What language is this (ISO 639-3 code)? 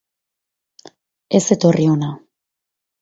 eus